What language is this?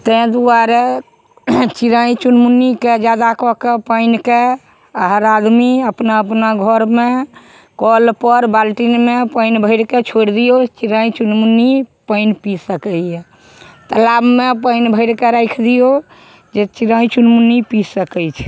Maithili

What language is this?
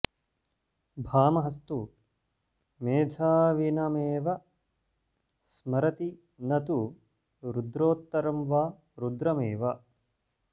Sanskrit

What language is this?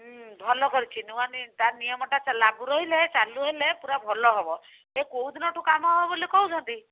Odia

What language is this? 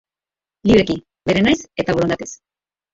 Basque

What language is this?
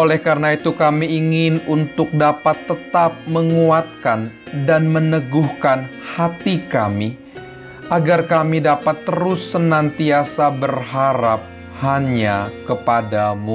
Indonesian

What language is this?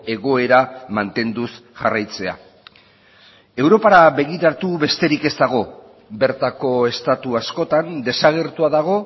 Basque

